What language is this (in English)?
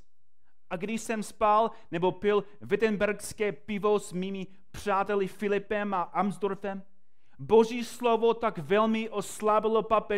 Czech